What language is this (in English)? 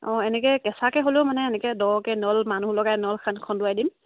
Assamese